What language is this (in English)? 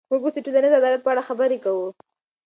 Pashto